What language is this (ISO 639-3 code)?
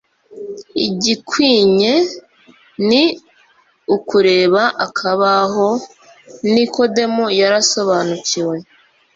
kin